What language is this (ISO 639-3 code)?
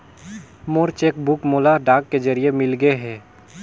hne